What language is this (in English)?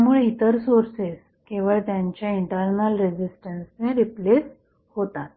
Marathi